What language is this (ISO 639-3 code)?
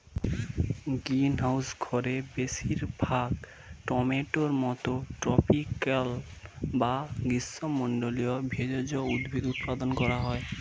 ben